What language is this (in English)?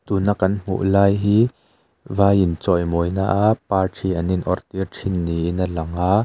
Mizo